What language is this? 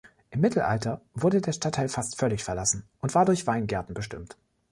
German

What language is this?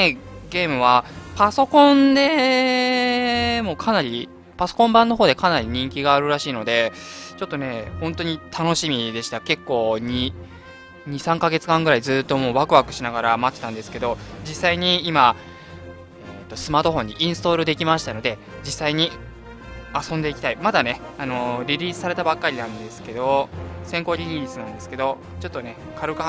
Japanese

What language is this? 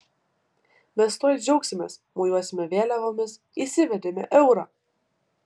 Lithuanian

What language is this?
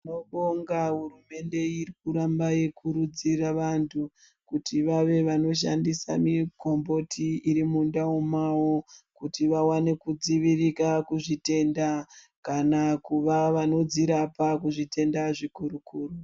Ndau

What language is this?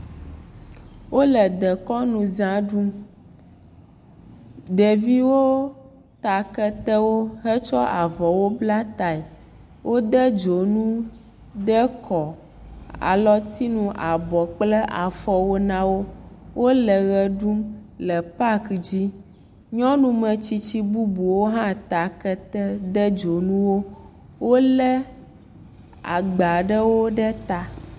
Ewe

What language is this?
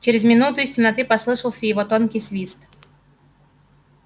Russian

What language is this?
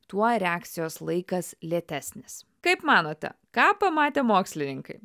Lithuanian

